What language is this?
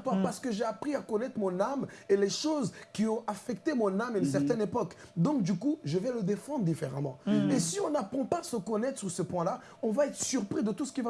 French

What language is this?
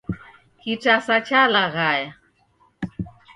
Taita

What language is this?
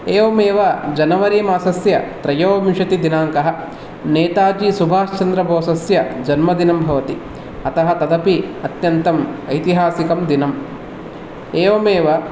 Sanskrit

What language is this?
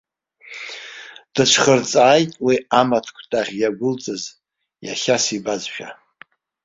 Abkhazian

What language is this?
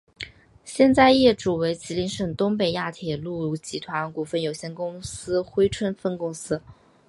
Chinese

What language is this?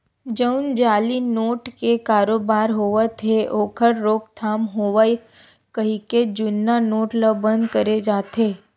Chhattisgarhi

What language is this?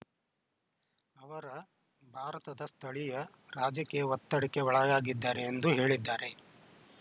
Kannada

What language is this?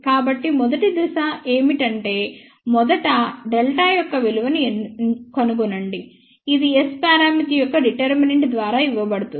Telugu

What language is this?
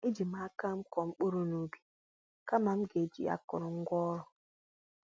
Igbo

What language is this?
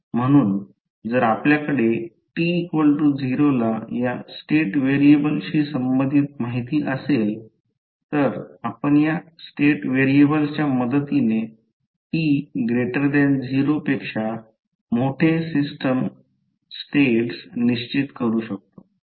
Marathi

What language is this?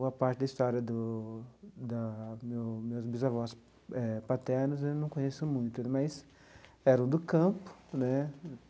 Portuguese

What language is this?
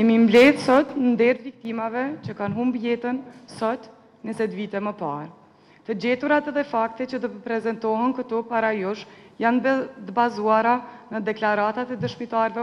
Romanian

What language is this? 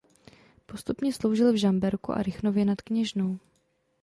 Czech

